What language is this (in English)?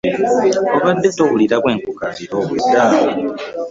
Ganda